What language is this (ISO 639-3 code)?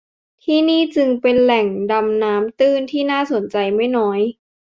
tha